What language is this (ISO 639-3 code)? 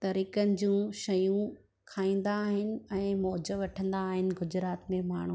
snd